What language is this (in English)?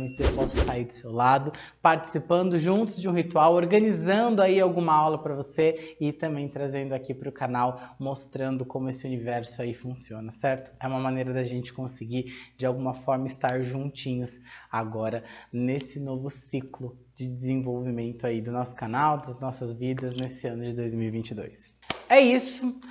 Portuguese